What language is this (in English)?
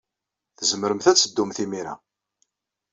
Kabyle